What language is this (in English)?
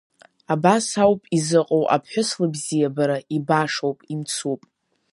Abkhazian